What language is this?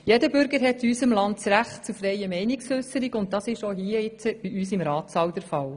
Swiss German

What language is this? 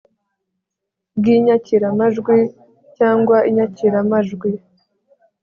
Kinyarwanda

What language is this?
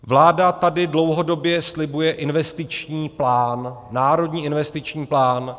Czech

